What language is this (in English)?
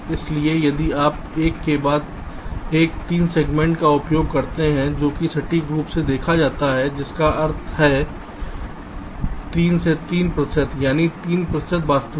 Hindi